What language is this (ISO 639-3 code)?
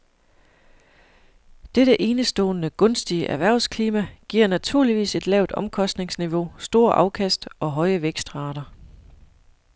dan